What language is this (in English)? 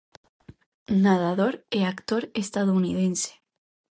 Galician